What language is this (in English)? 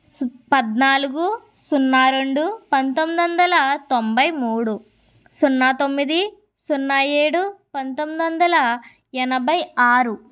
Telugu